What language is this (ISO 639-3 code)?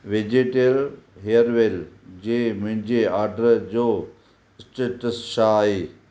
snd